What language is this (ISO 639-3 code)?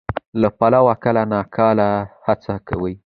pus